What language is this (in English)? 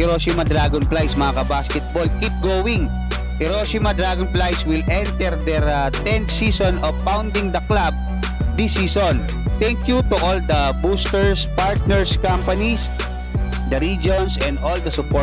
Filipino